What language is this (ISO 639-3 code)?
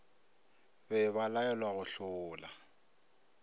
nso